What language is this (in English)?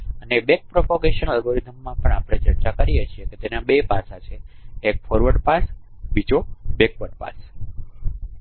Gujarati